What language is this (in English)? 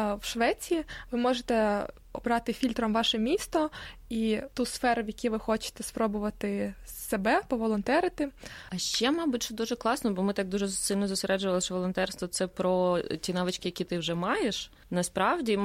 Ukrainian